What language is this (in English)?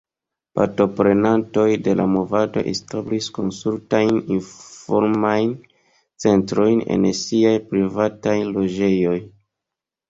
Esperanto